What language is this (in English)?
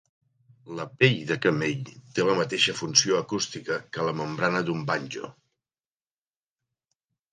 Catalan